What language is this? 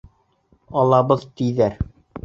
Bashkir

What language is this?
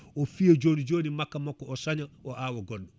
Fula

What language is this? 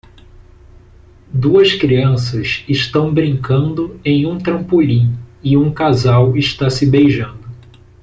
Portuguese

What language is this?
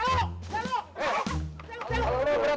Indonesian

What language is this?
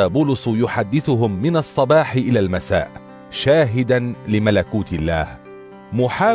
Arabic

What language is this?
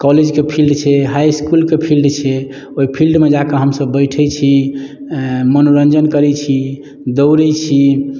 Maithili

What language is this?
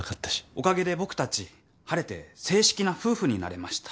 Japanese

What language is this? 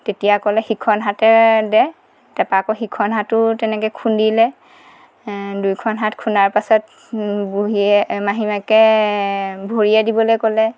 Assamese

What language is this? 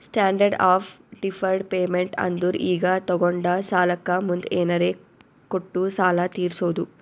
Kannada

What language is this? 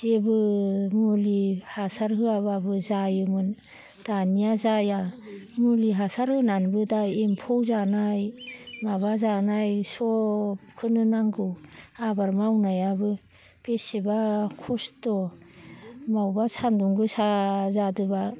Bodo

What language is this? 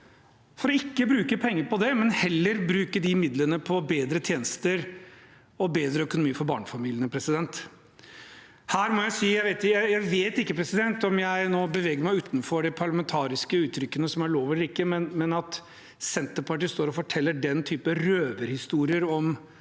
Norwegian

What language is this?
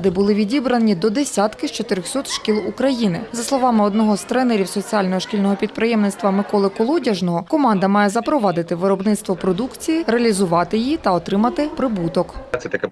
Ukrainian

